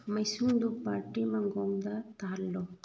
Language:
Manipuri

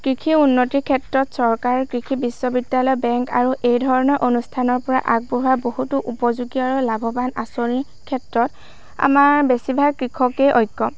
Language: Assamese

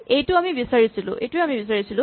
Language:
Assamese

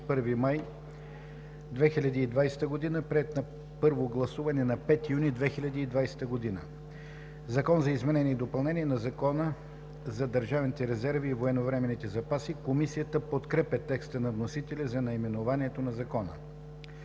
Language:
Bulgarian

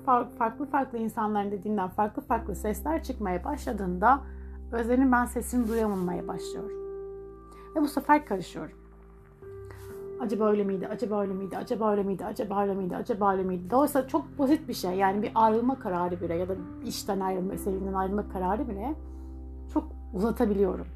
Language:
Turkish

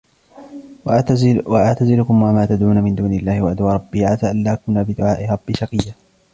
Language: Arabic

